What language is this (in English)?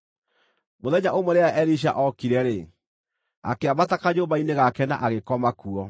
Kikuyu